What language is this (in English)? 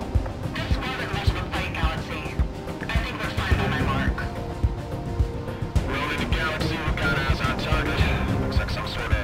Spanish